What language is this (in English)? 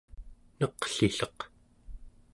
Central Yupik